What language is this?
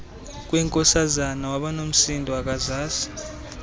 Xhosa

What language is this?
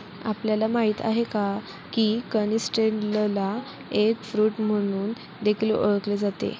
Marathi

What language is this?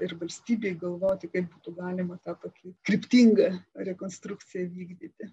Lithuanian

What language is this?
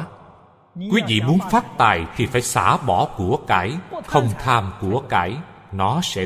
Vietnamese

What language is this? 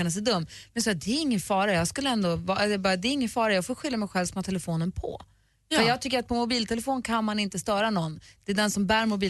Swedish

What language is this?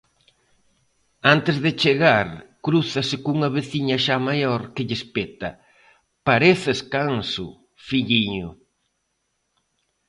Galician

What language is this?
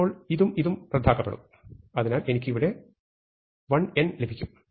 Malayalam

